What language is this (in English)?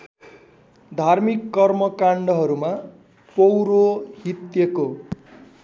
Nepali